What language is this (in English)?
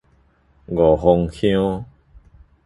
Min Nan Chinese